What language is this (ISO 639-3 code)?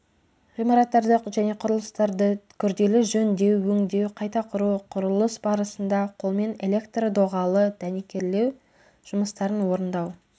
kaz